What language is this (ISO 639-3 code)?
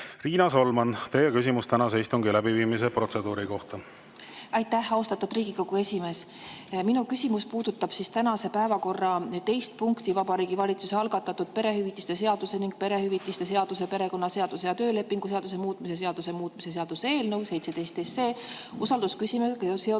est